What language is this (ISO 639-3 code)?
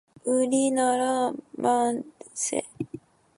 kor